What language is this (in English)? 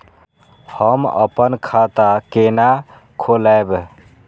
Maithili